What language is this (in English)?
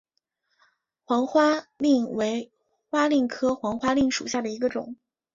Chinese